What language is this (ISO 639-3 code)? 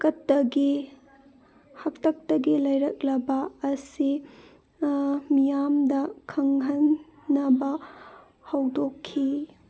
mni